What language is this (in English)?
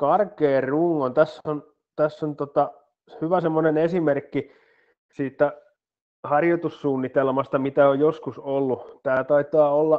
Finnish